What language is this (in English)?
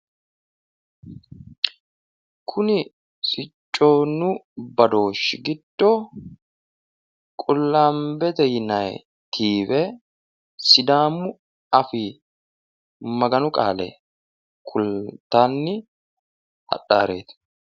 Sidamo